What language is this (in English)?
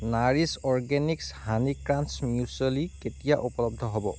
Assamese